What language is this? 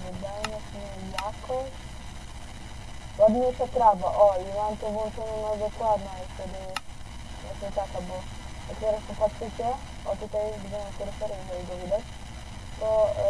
Polish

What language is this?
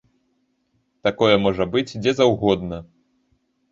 Belarusian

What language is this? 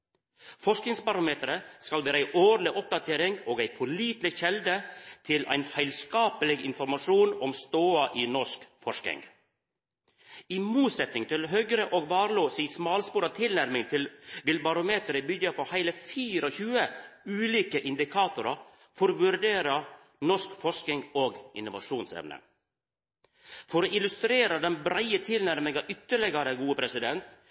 Norwegian Nynorsk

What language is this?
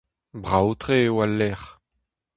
Breton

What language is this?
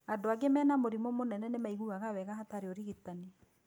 Kikuyu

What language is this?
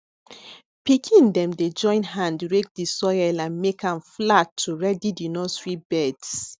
Nigerian Pidgin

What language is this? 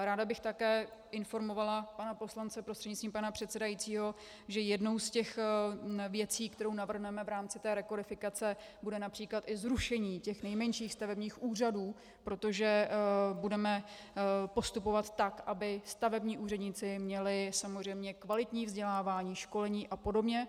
Czech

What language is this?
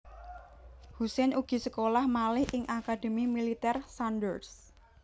Javanese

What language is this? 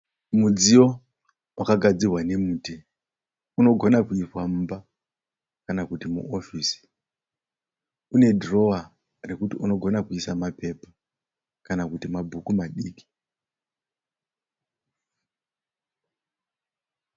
Shona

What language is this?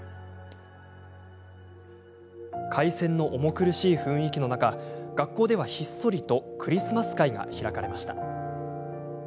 Japanese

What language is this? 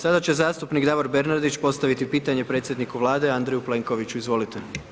Croatian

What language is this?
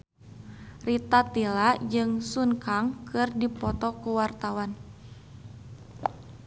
Sundanese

